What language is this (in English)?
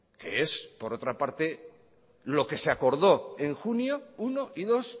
Spanish